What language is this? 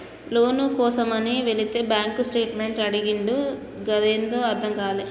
Telugu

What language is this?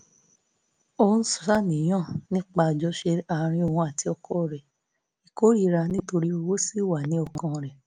Yoruba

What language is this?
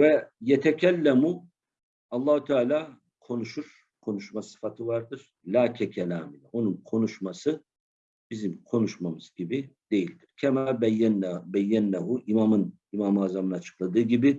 Turkish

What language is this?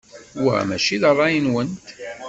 Kabyle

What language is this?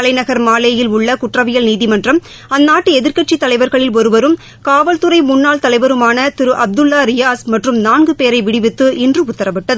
Tamil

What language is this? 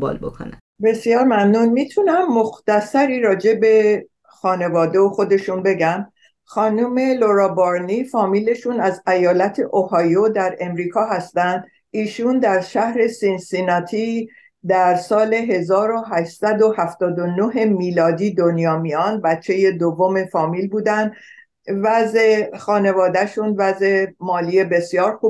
Persian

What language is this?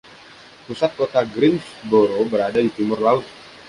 Indonesian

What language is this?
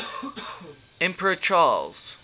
English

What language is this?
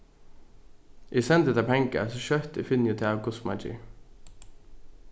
Faroese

